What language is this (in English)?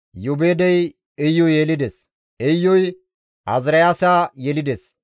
Gamo